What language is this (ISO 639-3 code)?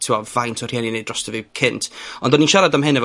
cym